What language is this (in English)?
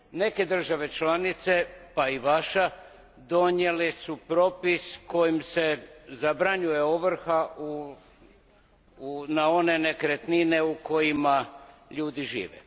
Croatian